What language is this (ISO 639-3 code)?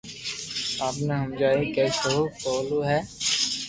lrk